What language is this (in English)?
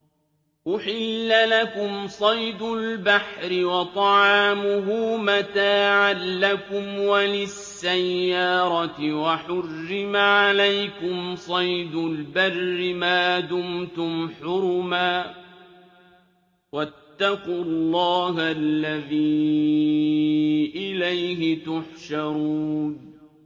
Arabic